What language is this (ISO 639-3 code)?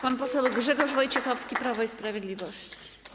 pol